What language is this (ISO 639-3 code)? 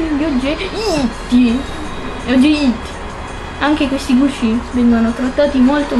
ita